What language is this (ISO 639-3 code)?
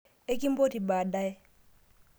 mas